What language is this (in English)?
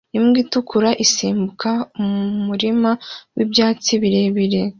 Kinyarwanda